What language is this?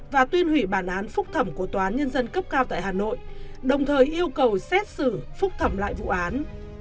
Vietnamese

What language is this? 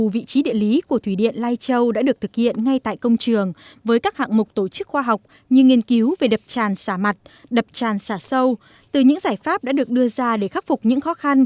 Vietnamese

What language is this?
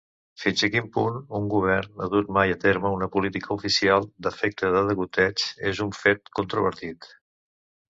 Catalan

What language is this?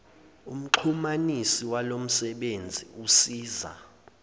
Zulu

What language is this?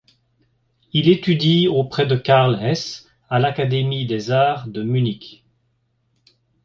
French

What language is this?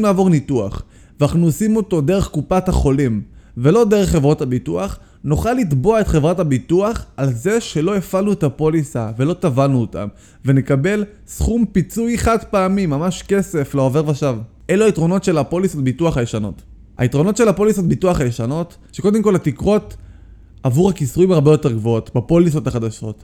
Hebrew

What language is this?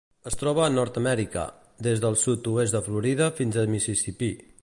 Catalan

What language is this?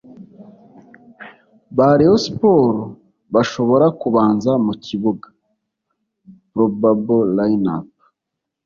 Kinyarwanda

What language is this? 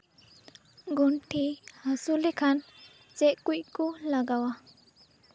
Santali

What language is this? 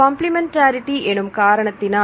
Tamil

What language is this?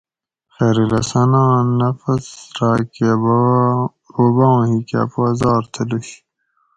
Gawri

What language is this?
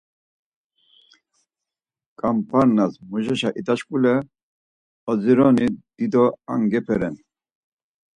Laz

